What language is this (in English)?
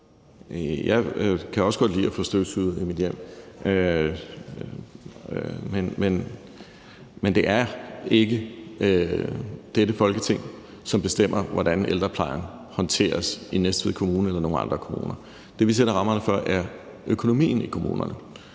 Danish